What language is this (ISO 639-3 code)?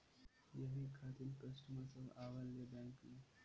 bho